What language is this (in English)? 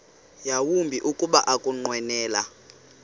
Xhosa